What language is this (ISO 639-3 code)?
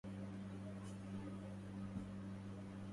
ara